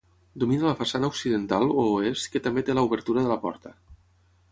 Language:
Catalan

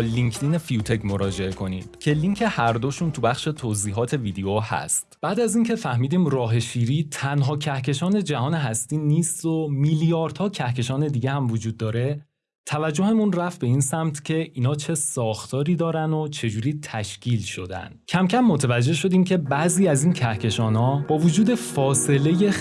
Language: Persian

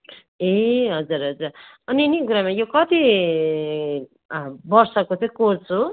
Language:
Nepali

